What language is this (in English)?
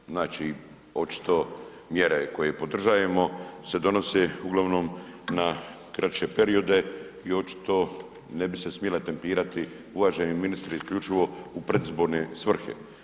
Croatian